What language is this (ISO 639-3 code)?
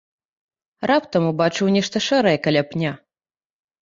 bel